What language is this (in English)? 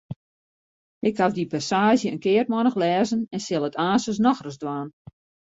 Western Frisian